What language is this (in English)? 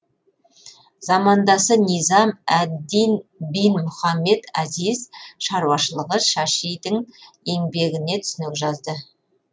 Kazakh